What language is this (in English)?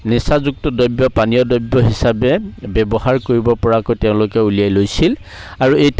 Assamese